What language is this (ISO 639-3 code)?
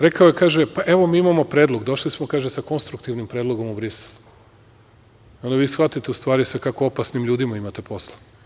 srp